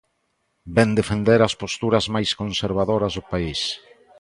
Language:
Galician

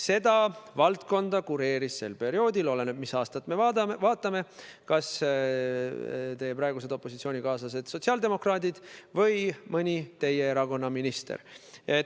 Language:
Estonian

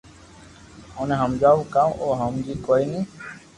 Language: Loarki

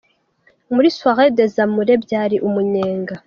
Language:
Kinyarwanda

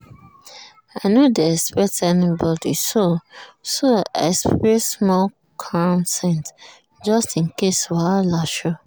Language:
Nigerian Pidgin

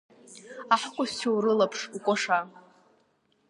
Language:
Abkhazian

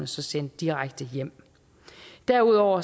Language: Danish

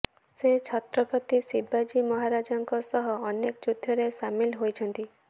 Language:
Odia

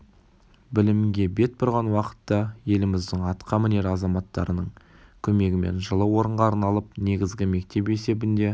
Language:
Kazakh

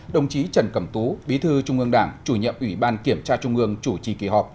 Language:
Vietnamese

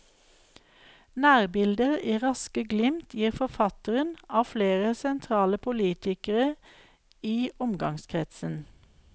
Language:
Norwegian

